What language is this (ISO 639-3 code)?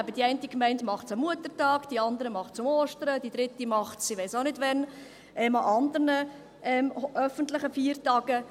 gsw